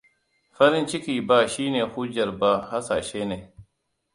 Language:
Hausa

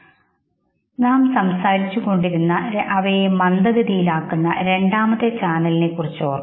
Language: Malayalam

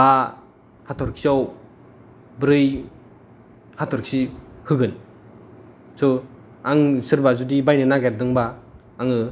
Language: Bodo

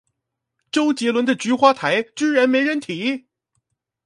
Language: Chinese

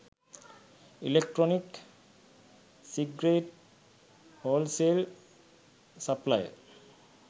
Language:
Sinhala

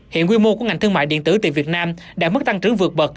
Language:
Vietnamese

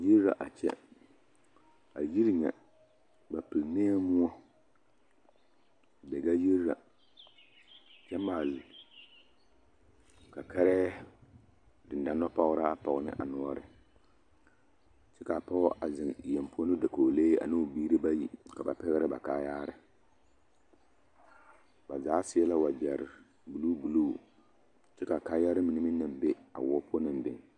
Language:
Southern Dagaare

